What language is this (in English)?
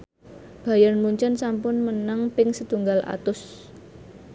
Javanese